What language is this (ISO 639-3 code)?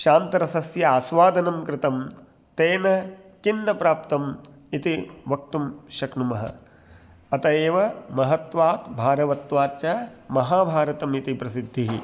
san